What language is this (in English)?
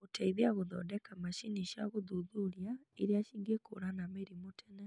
Kikuyu